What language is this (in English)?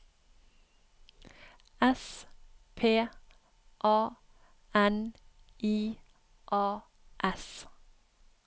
Norwegian